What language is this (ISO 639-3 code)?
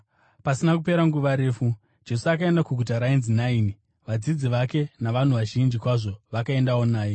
sna